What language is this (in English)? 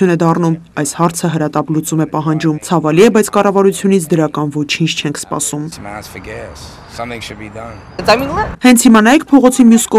Turkish